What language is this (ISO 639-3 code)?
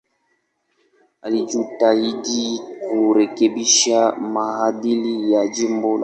swa